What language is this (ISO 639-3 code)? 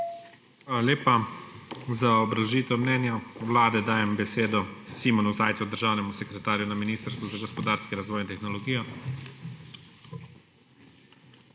slv